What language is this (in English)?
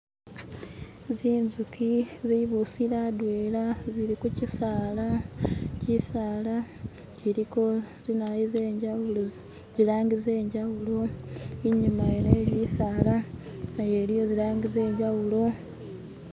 Masaaba